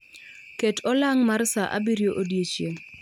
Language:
Luo (Kenya and Tanzania)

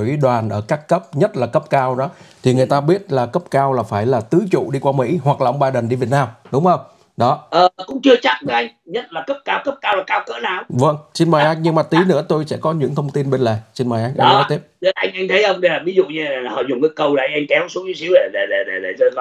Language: Vietnamese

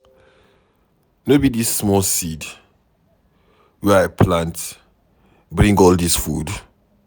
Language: Nigerian Pidgin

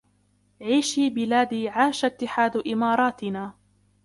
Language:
Arabic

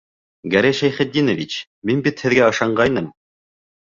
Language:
Bashkir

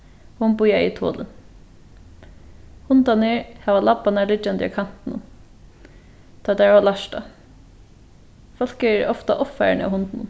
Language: Faroese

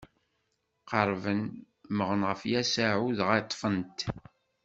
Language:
Kabyle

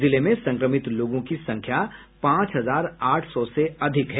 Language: Hindi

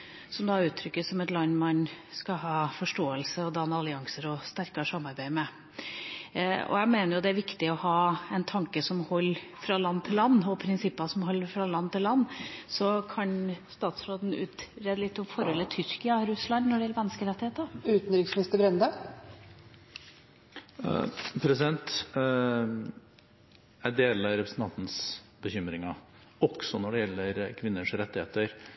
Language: Norwegian Bokmål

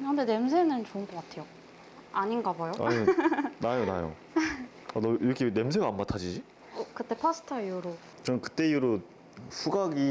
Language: Korean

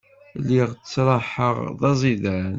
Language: Kabyle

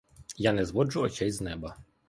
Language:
Ukrainian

